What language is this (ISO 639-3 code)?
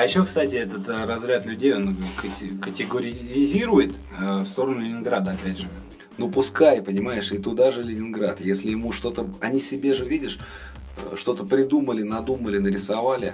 rus